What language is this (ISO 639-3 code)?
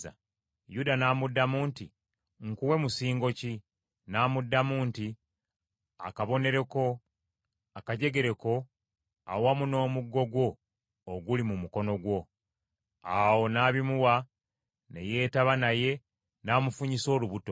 lug